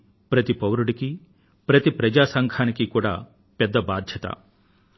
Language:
Telugu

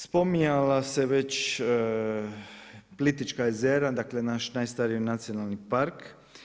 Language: Croatian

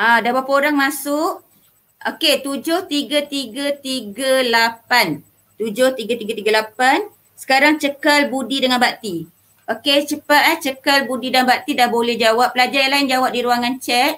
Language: Malay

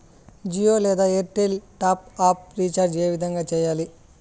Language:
Telugu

